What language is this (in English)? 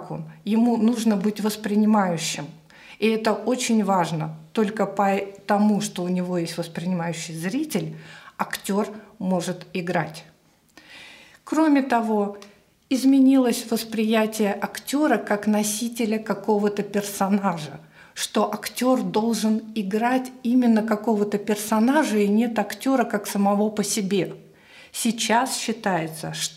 Russian